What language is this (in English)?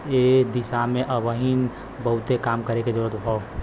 Bhojpuri